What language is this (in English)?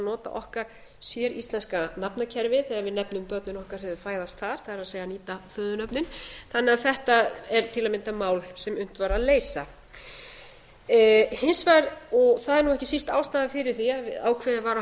Icelandic